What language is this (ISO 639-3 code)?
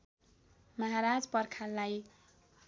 nep